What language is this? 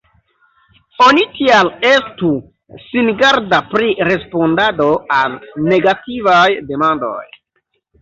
Esperanto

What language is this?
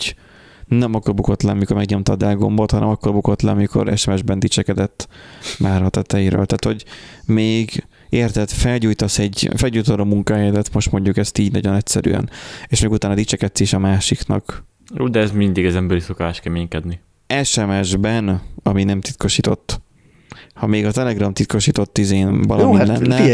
Hungarian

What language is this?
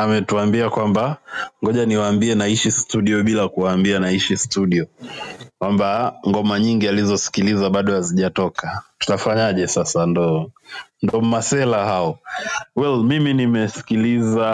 Swahili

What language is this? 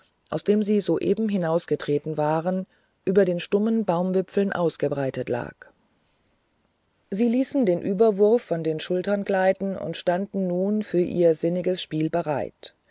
German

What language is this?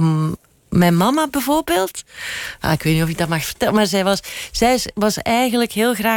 Dutch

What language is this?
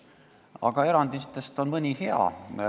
Estonian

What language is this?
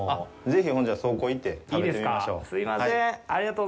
Japanese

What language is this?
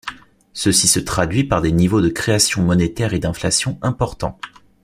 French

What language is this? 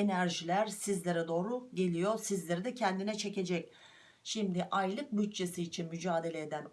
Turkish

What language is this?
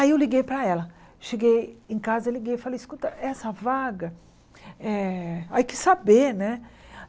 Portuguese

